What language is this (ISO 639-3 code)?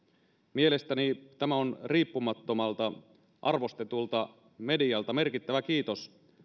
fin